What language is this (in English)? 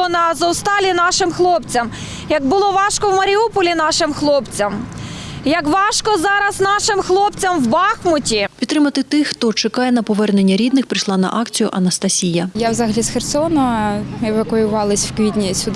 Ukrainian